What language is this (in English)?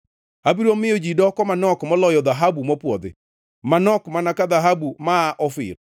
Luo (Kenya and Tanzania)